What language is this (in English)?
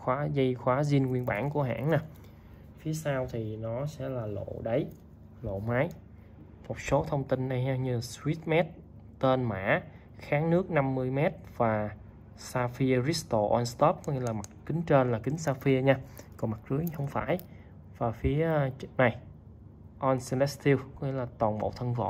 Vietnamese